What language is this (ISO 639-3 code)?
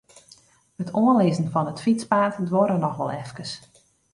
fry